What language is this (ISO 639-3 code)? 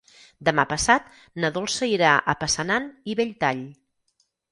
cat